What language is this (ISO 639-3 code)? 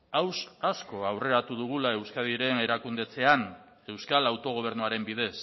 eus